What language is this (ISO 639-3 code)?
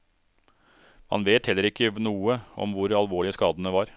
nor